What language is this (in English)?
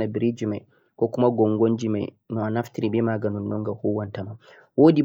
Central-Eastern Niger Fulfulde